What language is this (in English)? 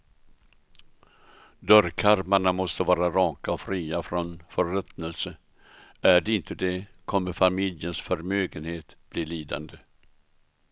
Swedish